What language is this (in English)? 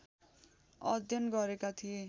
Nepali